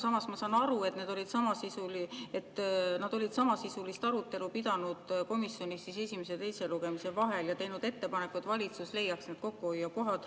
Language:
Estonian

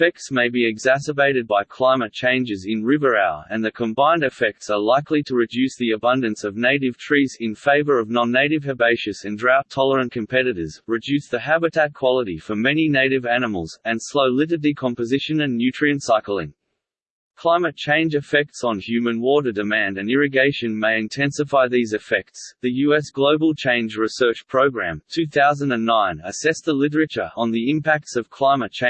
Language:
English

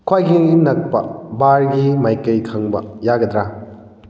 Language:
Manipuri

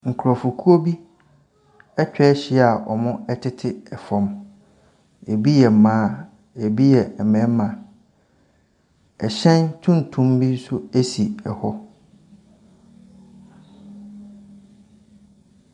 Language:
Akan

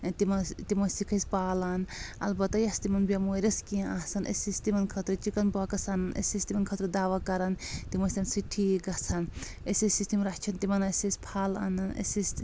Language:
Kashmiri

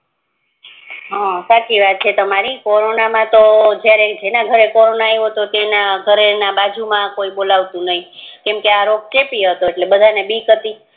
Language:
Gujarati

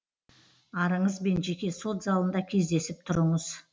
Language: Kazakh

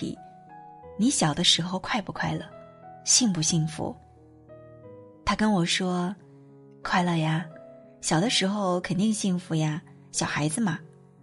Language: Chinese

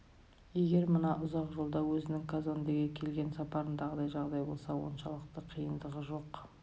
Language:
Kazakh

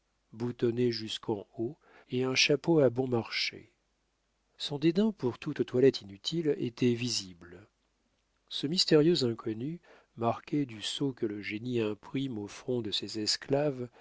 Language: French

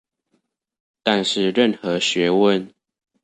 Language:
Chinese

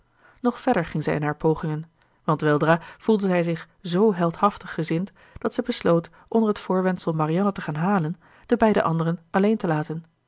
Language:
Dutch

